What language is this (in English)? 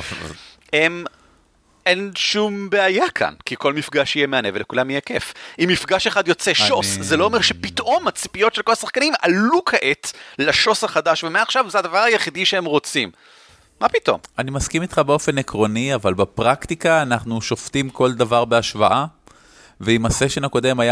Hebrew